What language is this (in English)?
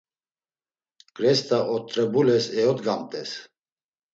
Laz